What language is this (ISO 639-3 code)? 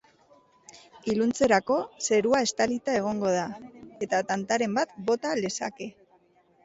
eus